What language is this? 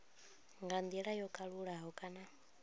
Venda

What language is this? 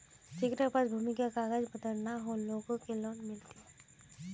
Magahi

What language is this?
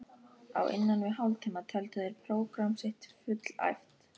Icelandic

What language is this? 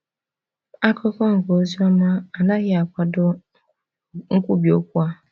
Igbo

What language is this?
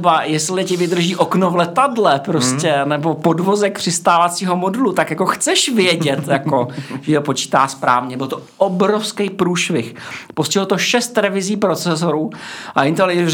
Czech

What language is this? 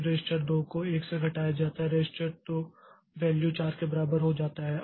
Hindi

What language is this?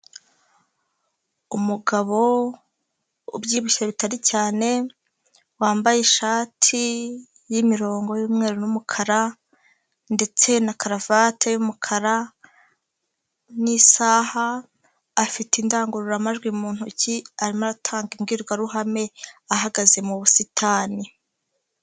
Kinyarwanda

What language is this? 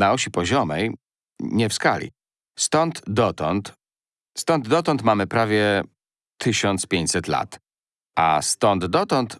Polish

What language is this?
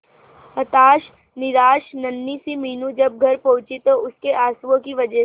Hindi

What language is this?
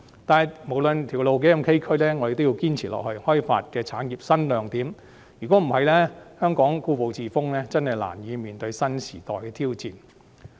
Cantonese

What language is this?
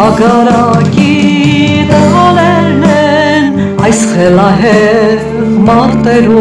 Romanian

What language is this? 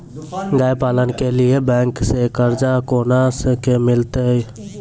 Maithili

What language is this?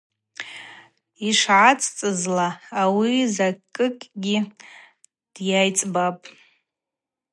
Abaza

